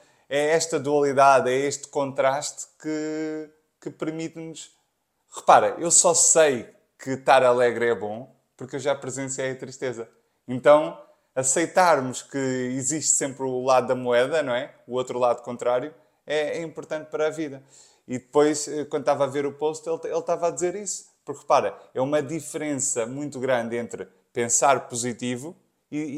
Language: Portuguese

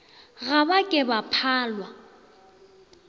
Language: Northern Sotho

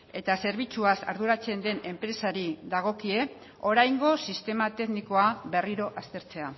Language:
Basque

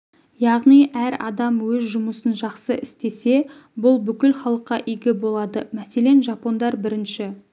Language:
Kazakh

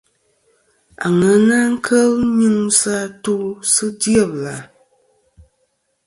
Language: Kom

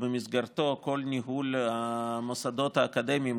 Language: Hebrew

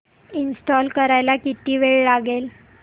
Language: Marathi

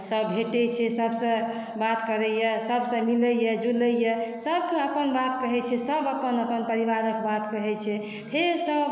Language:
Maithili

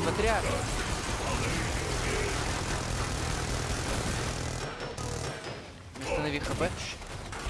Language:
Russian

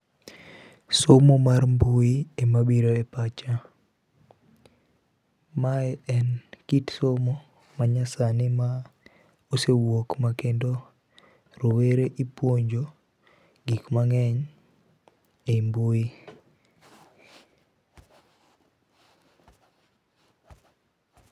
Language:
Luo (Kenya and Tanzania)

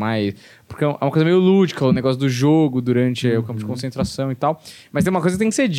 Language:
Portuguese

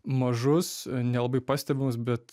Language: Lithuanian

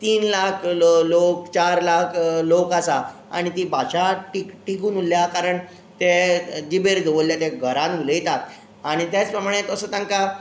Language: Konkani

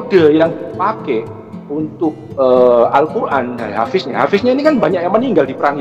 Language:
Indonesian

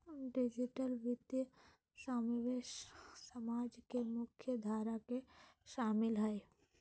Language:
Magahi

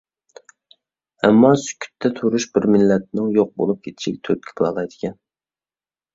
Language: Uyghur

